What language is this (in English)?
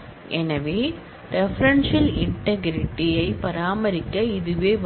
Tamil